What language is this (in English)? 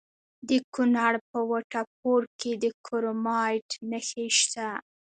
Pashto